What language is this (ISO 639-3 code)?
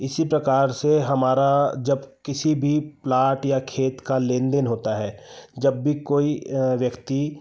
hin